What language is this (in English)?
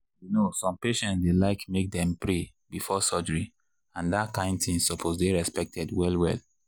Nigerian Pidgin